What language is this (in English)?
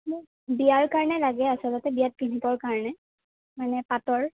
Assamese